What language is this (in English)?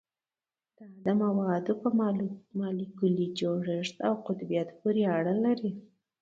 Pashto